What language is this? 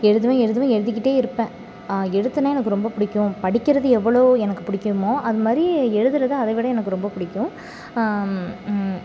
Tamil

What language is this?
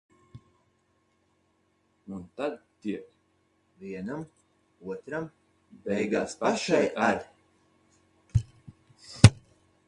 Latvian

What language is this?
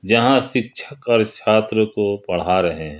Hindi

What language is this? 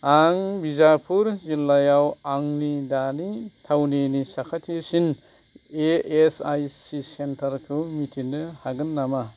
Bodo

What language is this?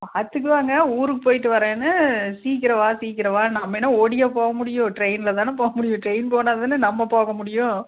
Tamil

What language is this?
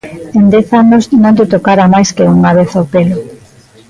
Galician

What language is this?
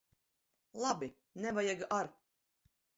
Latvian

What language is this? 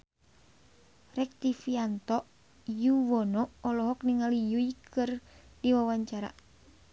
Sundanese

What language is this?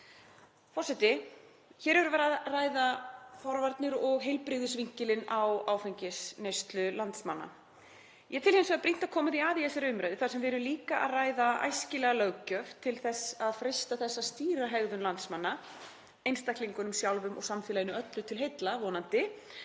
Icelandic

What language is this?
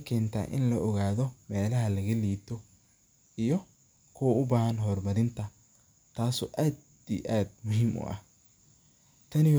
Somali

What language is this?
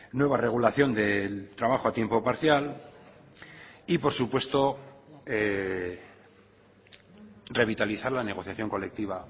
Spanish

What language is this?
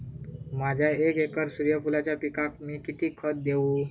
Marathi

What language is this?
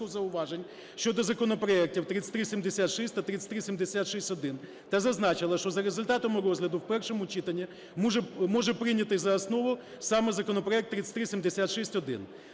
Ukrainian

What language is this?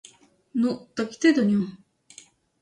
Ukrainian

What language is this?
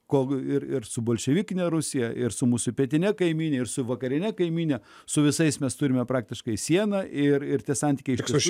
Lithuanian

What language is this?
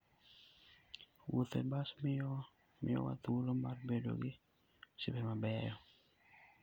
Luo (Kenya and Tanzania)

